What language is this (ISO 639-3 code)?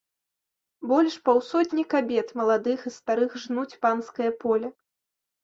bel